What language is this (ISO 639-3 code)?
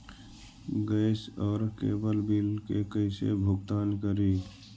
mag